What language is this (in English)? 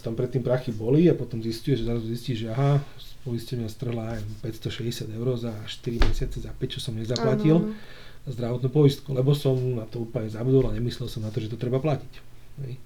Slovak